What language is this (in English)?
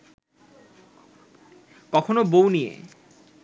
Bangla